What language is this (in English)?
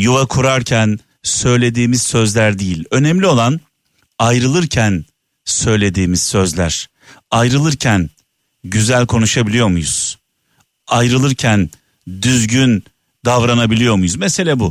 Turkish